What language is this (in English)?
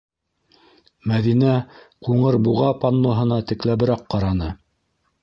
Bashkir